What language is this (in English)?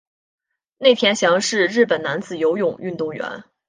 Chinese